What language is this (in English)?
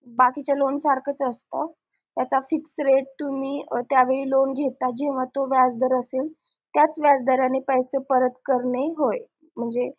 Marathi